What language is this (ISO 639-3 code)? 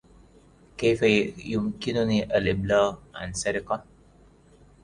ara